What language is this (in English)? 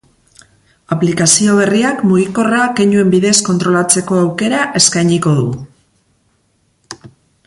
Basque